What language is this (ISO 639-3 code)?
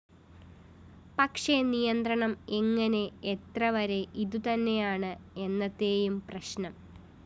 mal